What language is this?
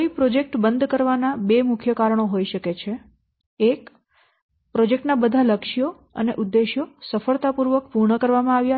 Gujarati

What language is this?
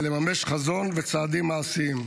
Hebrew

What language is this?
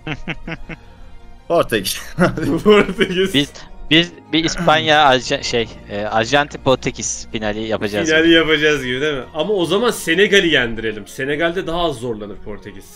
Turkish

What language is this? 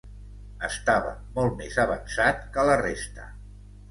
Catalan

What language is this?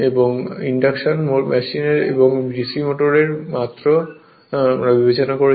Bangla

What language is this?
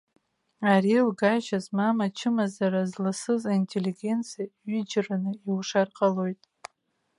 Abkhazian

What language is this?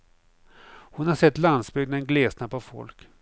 Swedish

